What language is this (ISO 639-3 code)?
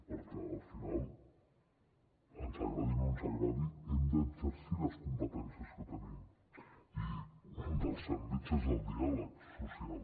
cat